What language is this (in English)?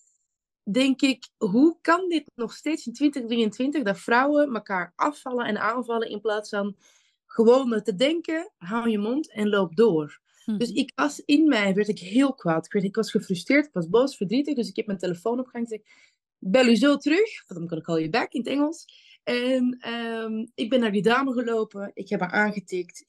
Dutch